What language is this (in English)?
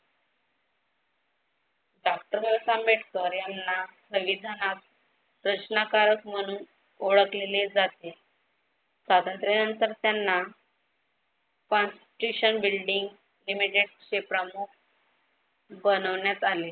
Marathi